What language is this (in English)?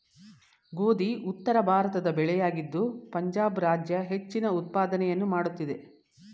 Kannada